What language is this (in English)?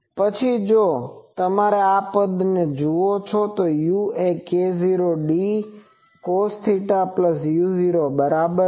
Gujarati